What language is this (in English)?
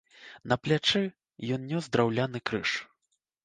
Belarusian